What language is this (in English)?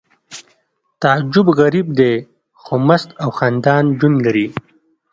Pashto